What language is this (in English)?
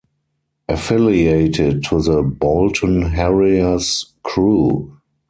English